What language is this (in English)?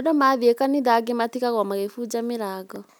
Kikuyu